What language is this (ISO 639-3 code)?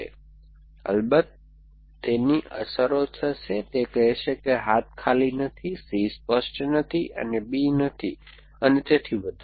guj